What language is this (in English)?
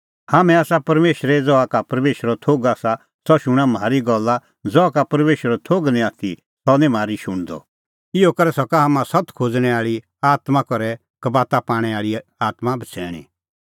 Kullu Pahari